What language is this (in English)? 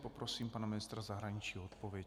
Czech